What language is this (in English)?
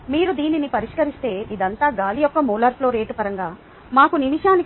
Telugu